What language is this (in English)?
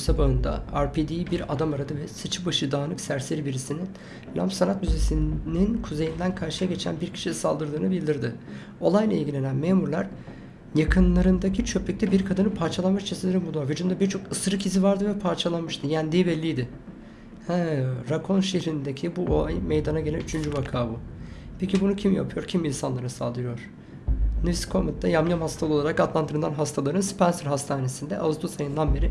Turkish